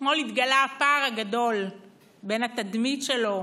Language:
Hebrew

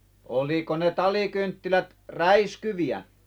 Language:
Finnish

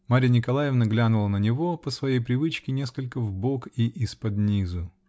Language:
Russian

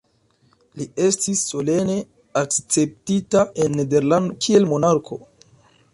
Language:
Esperanto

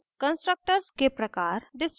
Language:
Hindi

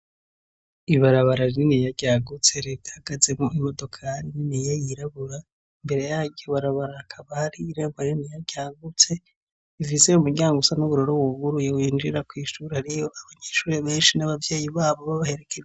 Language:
Rundi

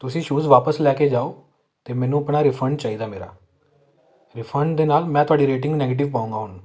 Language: Punjabi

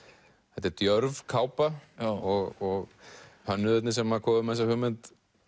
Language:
Icelandic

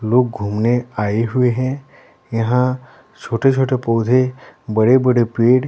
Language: Hindi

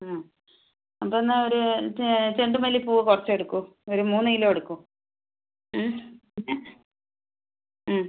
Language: Malayalam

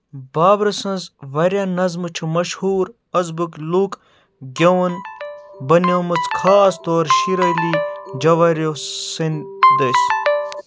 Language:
Kashmiri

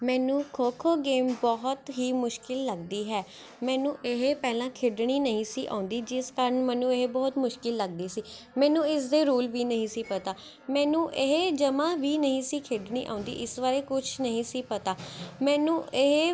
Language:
Punjabi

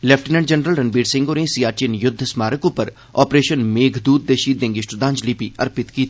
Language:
Dogri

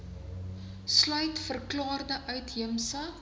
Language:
Afrikaans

